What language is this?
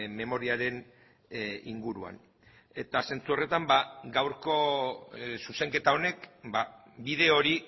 Basque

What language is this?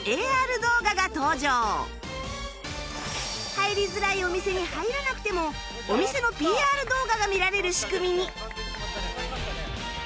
Japanese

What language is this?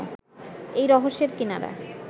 Bangla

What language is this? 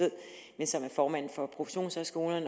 Danish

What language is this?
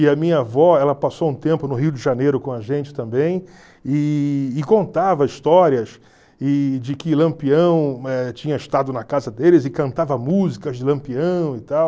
Portuguese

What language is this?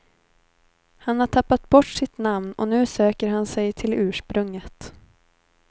Swedish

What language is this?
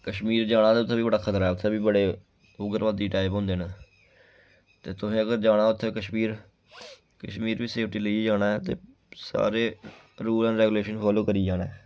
Dogri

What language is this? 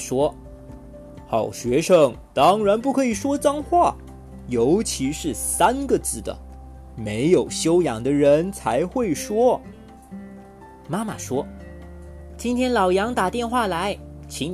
Chinese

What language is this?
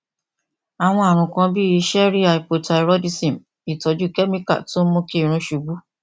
Yoruba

